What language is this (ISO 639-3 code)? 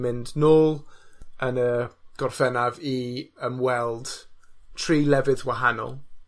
cym